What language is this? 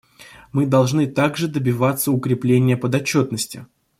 Russian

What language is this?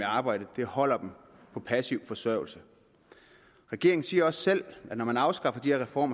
Danish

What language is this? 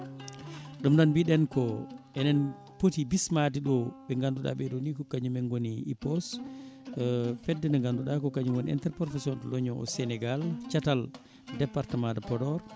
Fula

